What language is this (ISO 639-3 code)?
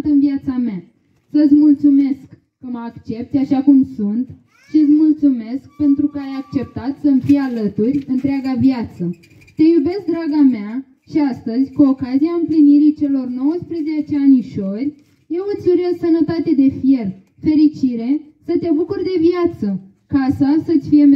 ron